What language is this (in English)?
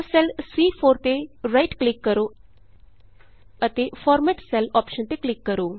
Punjabi